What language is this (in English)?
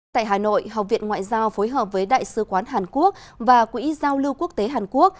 Vietnamese